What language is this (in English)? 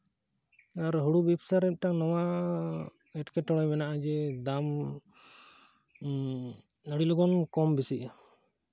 Santali